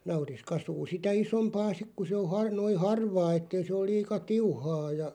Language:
Finnish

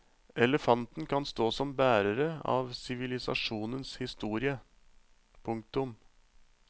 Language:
Norwegian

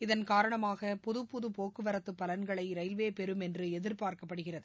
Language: Tamil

